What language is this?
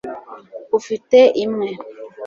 Kinyarwanda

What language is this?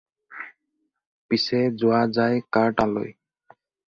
Assamese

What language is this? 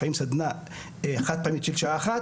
Hebrew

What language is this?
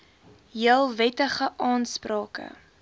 Afrikaans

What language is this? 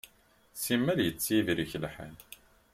Kabyle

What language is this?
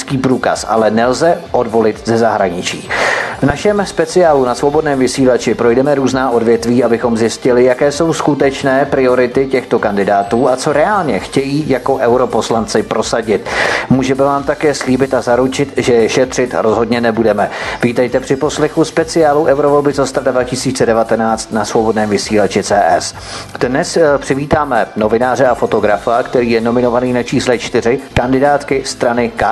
Czech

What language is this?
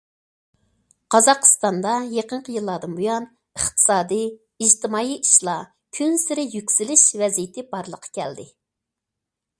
Uyghur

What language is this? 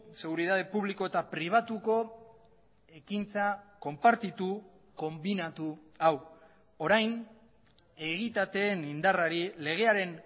Basque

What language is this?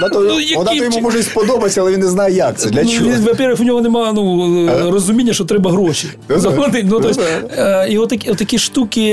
Ukrainian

